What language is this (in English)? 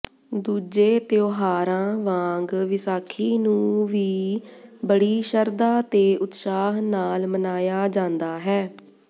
Punjabi